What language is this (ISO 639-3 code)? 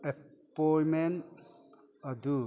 mni